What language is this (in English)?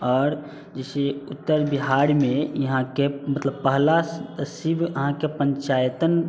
Maithili